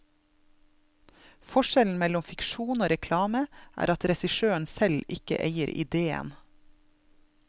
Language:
Norwegian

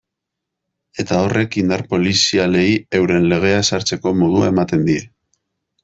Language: Basque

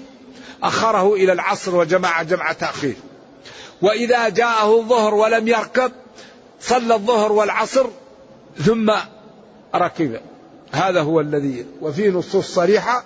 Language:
Arabic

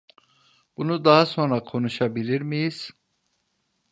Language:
Turkish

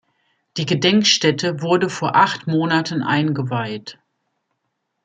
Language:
German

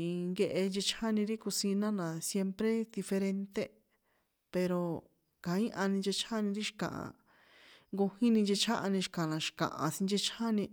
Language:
San Juan Atzingo Popoloca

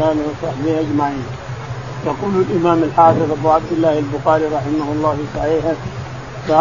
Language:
Arabic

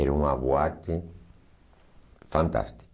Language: Portuguese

